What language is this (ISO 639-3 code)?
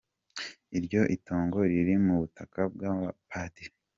kin